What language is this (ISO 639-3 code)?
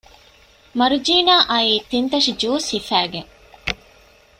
div